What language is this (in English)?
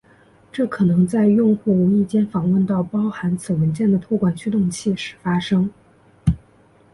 Chinese